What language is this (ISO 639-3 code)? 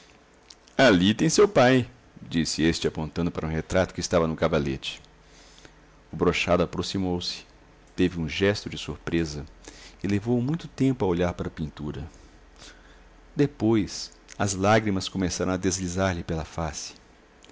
por